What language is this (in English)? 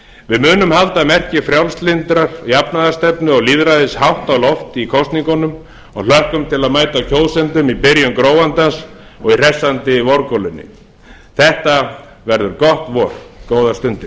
Icelandic